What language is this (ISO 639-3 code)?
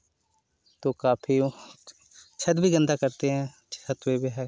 hin